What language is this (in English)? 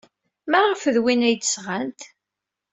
Kabyle